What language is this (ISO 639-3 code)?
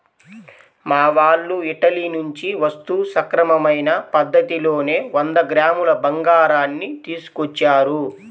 tel